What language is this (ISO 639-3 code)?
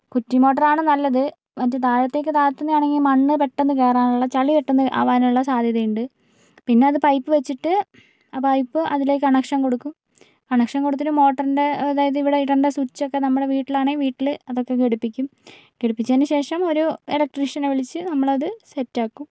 mal